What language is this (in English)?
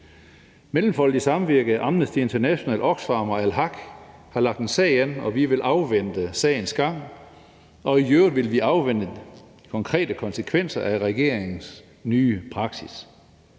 Danish